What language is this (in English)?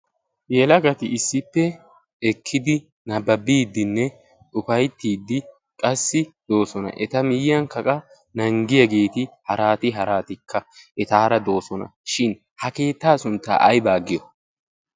Wolaytta